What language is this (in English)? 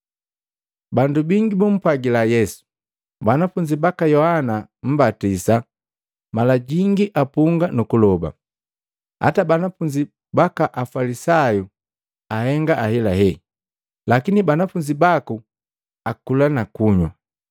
Matengo